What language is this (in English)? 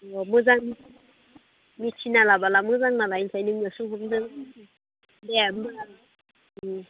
Bodo